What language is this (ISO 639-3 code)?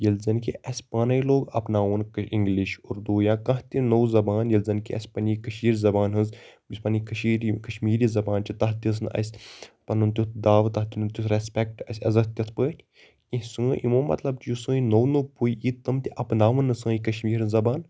kas